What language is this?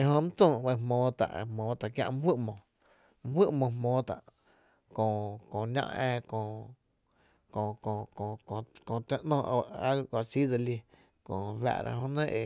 Tepinapa Chinantec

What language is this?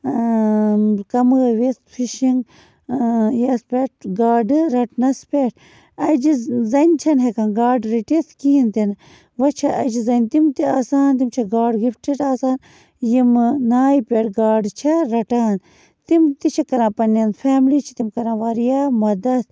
Kashmiri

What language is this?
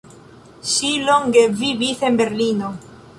Esperanto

